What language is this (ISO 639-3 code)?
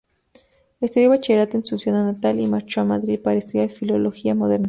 spa